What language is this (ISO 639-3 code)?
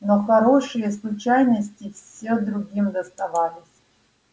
rus